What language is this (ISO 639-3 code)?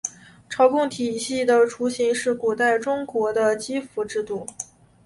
zho